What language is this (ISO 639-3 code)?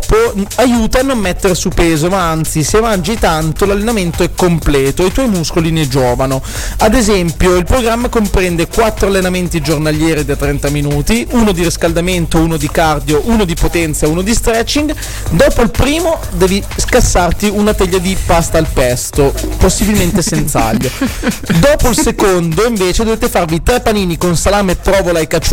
ita